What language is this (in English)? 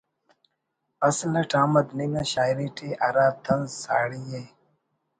Brahui